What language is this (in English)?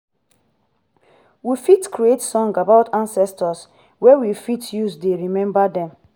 Nigerian Pidgin